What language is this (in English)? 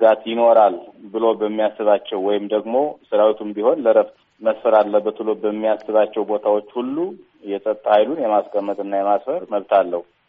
Amharic